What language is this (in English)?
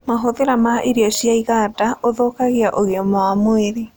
Kikuyu